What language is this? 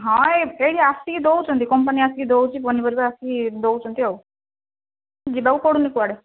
Odia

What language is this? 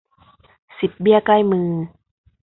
Thai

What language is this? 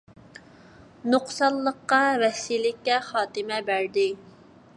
Uyghur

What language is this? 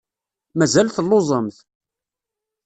Kabyle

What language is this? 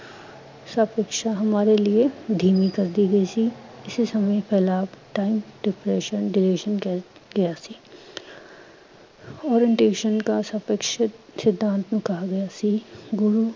Punjabi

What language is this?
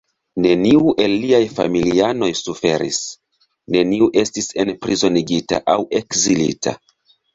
Esperanto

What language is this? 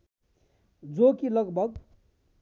Nepali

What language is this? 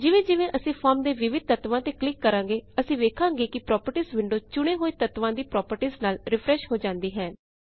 Punjabi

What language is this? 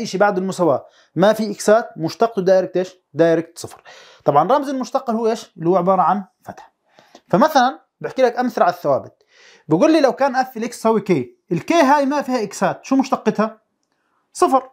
Arabic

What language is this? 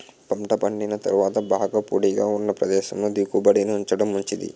Telugu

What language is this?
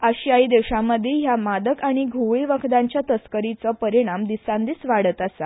Konkani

